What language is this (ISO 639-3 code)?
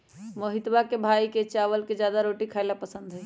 mag